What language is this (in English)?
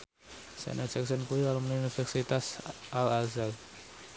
Javanese